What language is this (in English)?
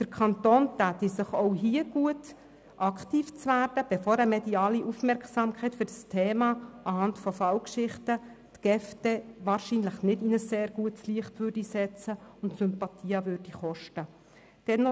Swiss German